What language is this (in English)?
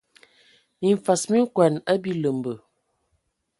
Ewondo